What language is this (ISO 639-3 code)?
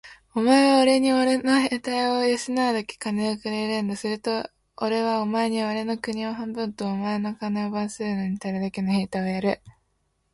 jpn